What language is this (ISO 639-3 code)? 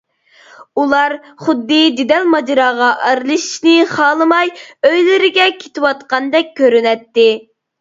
uig